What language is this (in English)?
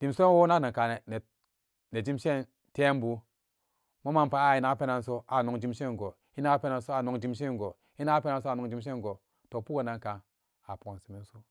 Samba Daka